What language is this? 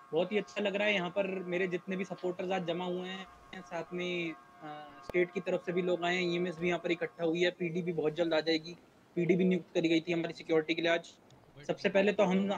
Hindi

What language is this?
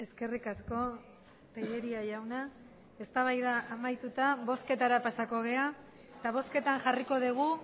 Basque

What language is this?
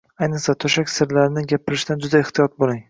Uzbek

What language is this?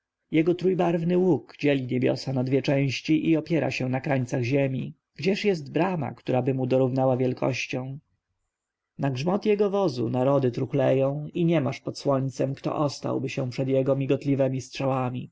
Polish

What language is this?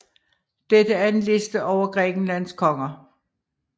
Danish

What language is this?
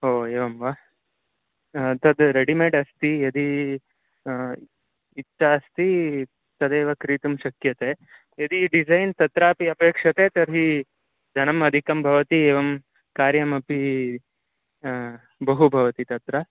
Sanskrit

